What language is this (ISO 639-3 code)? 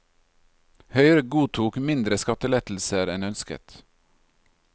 nor